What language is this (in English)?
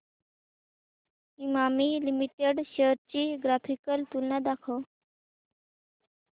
Marathi